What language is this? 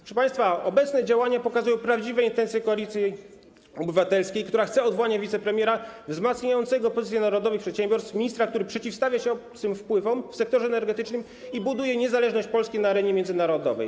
Polish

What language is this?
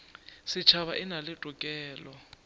Northern Sotho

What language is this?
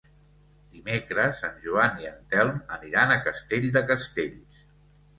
Catalan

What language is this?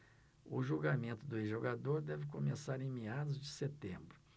Portuguese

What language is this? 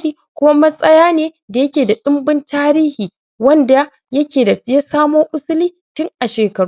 Hausa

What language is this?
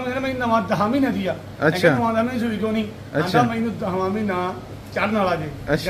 Punjabi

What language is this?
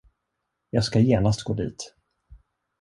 Swedish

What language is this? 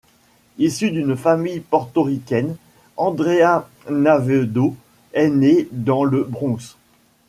French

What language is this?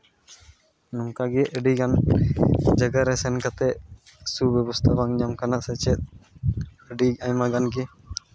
Santali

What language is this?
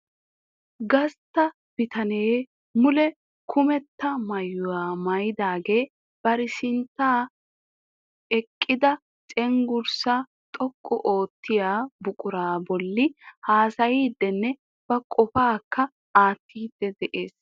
Wolaytta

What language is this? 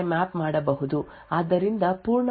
Kannada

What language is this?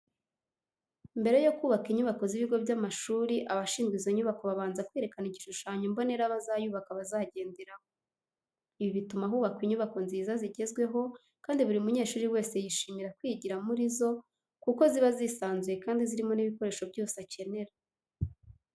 Kinyarwanda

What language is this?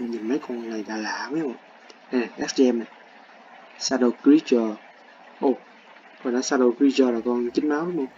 Vietnamese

